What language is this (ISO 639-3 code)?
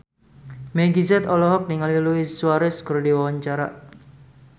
sun